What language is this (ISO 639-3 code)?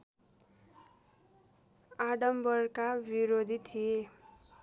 nep